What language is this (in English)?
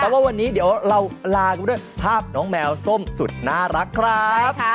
Thai